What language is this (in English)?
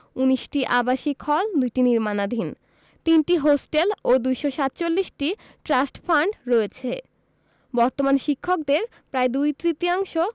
Bangla